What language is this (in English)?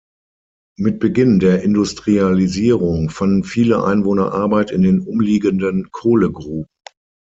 German